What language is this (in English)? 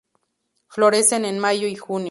Spanish